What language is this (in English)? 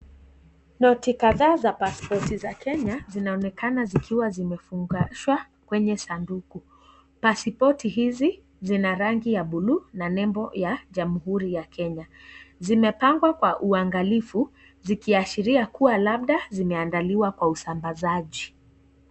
Swahili